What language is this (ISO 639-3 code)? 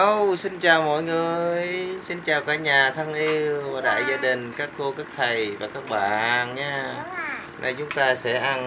vie